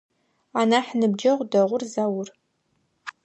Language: Adyghe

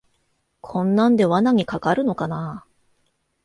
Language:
Japanese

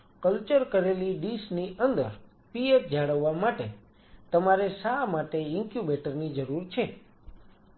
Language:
Gujarati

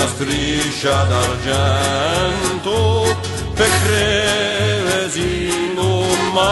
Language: Greek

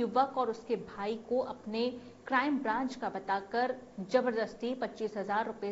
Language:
Hindi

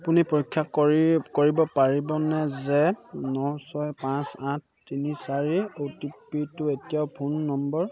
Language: Assamese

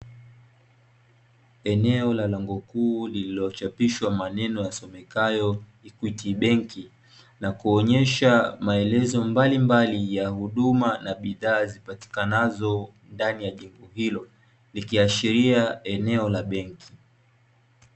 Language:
Swahili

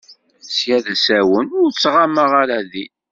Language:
Kabyle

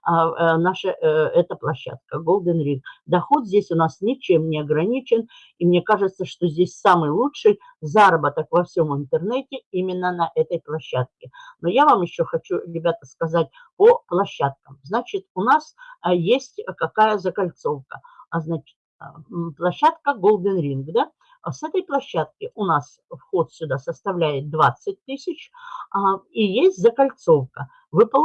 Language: Russian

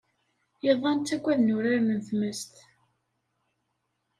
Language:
Kabyle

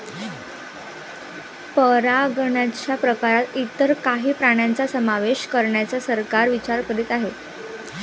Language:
Marathi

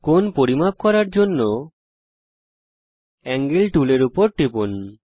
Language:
Bangla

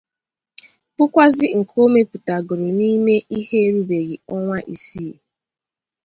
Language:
Igbo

